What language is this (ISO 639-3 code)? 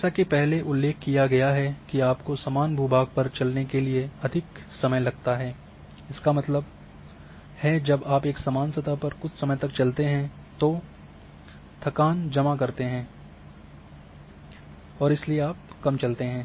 hin